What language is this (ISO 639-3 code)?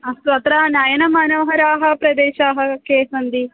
san